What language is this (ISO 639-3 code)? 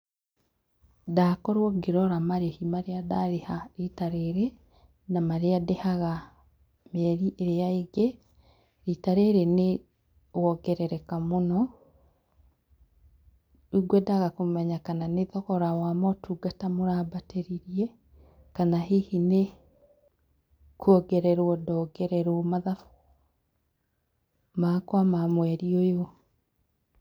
kik